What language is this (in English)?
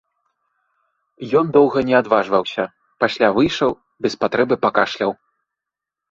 Belarusian